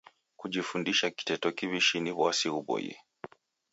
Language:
Taita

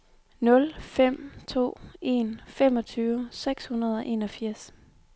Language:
Danish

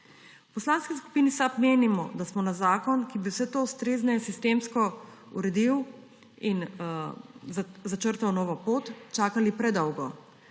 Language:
Slovenian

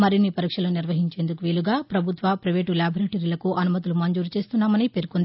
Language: Telugu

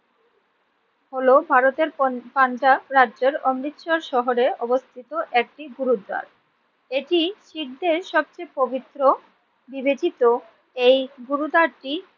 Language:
Bangla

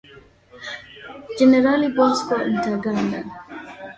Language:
Swahili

